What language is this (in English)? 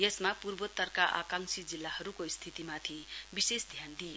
Nepali